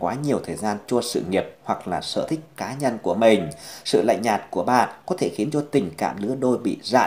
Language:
Vietnamese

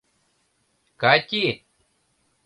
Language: Mari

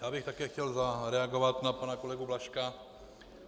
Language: Czech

